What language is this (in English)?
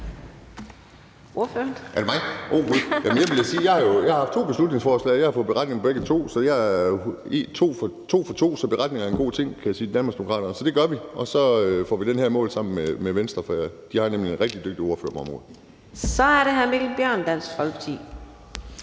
Danish